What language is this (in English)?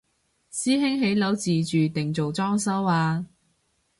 Cantonese